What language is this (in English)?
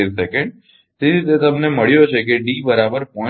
Gujarati